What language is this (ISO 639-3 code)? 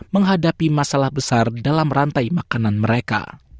ind